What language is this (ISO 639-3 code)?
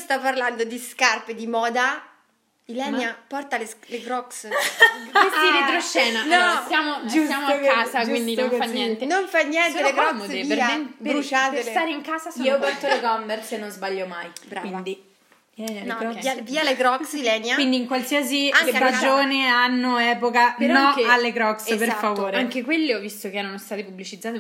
ita